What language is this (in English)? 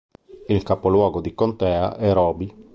Italian